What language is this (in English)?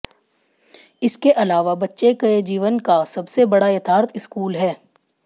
Hindi